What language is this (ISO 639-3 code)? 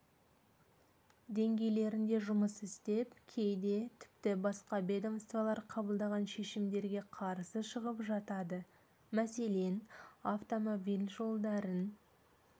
kaz